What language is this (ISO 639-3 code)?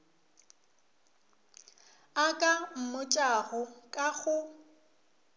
nso